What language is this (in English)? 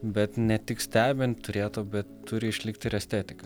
Lithuanian